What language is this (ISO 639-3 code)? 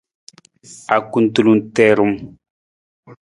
nmz